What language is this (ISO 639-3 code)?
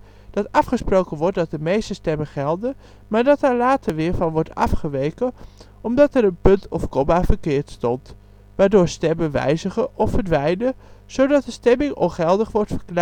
nld